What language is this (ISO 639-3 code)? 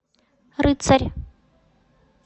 rus